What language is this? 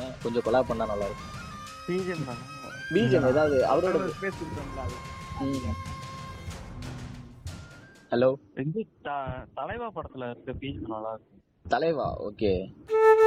Tamil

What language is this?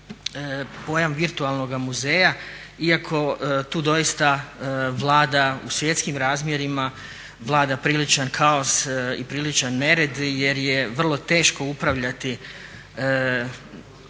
Croatian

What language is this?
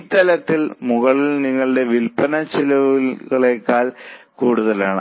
Malayalam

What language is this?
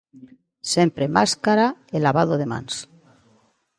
Galician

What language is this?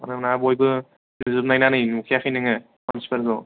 Bodo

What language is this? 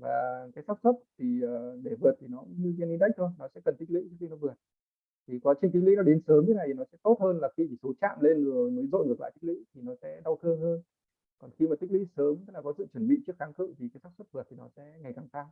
Vietnamese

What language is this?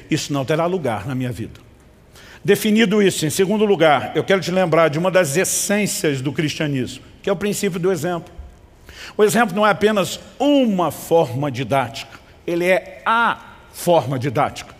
Portuguese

